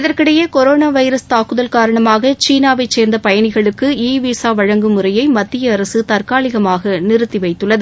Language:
Tamil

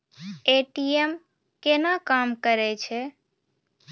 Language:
Maithili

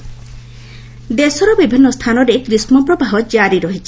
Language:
Odia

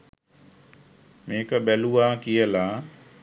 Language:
Sinhala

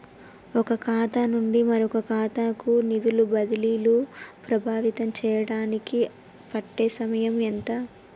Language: Telugu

